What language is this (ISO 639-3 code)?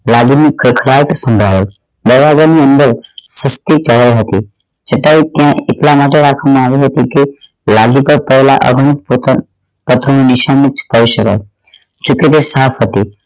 guj